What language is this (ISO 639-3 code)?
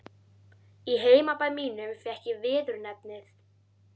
isl